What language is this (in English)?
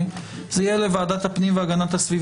Hebrew